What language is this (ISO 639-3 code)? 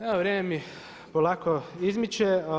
hrv